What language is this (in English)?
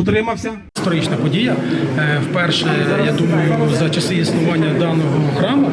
Ukrainian